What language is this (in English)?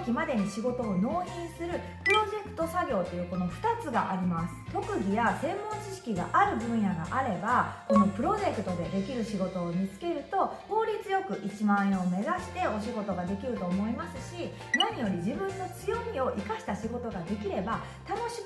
Japanese